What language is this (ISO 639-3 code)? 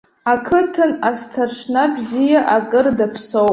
abk